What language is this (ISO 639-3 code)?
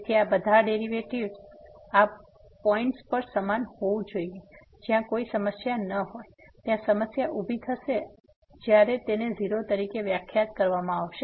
guj